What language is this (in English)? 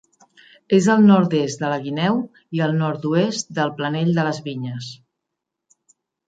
Catalan